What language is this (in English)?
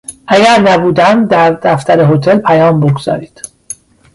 Persian